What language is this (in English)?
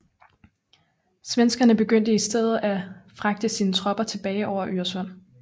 Danish